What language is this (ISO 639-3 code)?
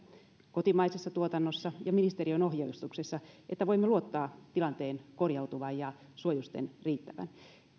fin